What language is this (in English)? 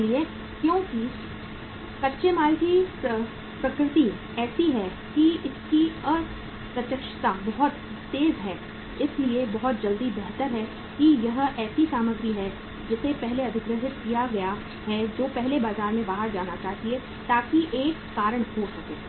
Hindi